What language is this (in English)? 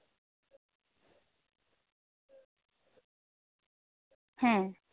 Santali